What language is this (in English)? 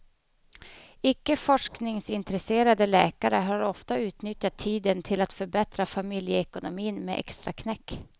Swedish